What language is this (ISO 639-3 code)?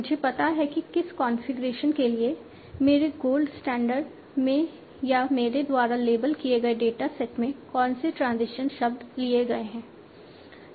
hin